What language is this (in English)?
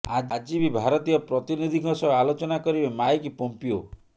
Odia